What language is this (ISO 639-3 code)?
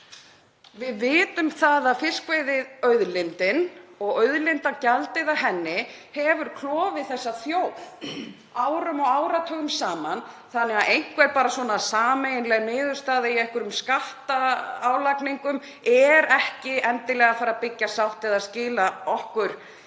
isl